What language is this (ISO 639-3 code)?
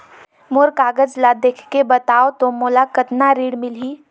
hne